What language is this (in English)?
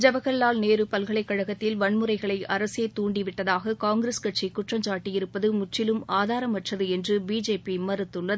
Tamil